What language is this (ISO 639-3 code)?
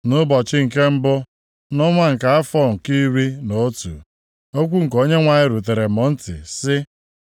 ibo